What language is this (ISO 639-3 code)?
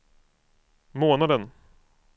swe